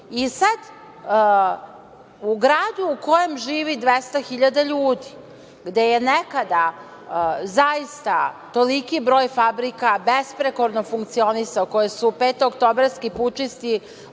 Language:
Serbian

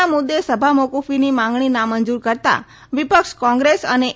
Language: Gujarati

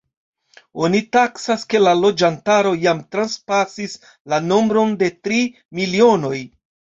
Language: Esperanto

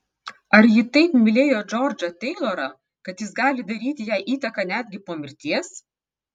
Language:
Lithuanian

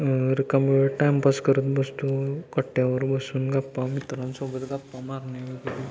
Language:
Marathi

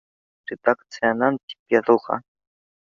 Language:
Bashkir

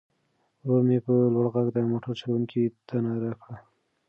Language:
Pashto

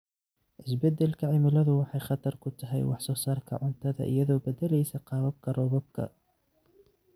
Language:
Somali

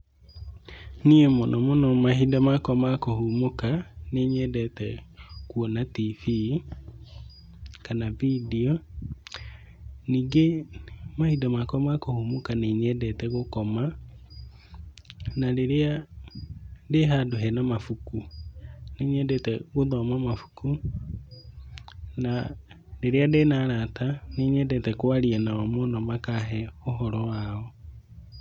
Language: Kikuyu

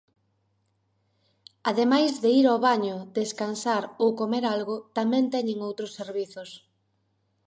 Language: Galician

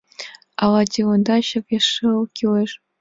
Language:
Mari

